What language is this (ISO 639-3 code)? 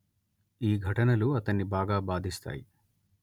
tel